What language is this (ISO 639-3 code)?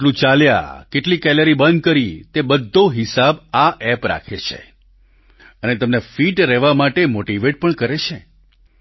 guj